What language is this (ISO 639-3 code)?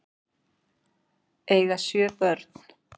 isl